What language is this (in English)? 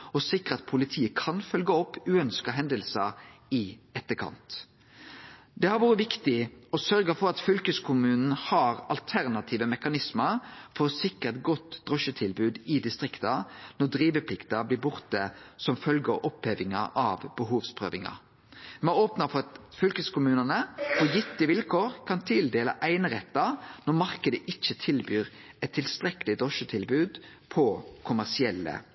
Norwegian Nynorsk